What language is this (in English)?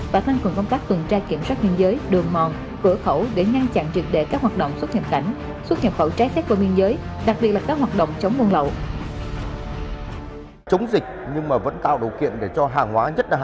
Vietnamese